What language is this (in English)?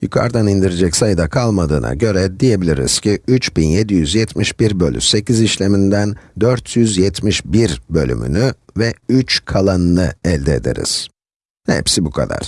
Turkish